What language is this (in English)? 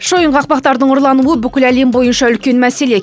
Kazakh